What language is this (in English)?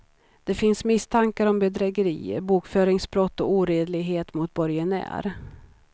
Swedish